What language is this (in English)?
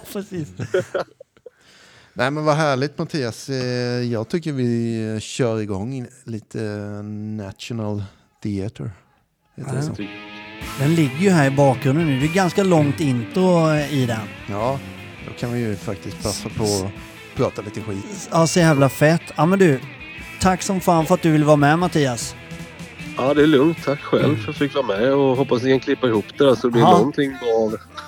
Swedish